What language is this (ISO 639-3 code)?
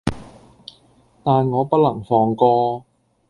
yue